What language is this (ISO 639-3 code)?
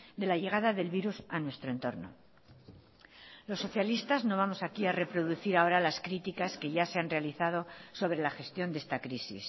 spa